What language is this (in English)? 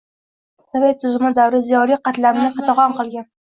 Uzbek